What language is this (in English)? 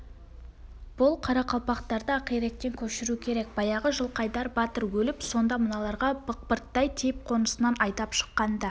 Kazakh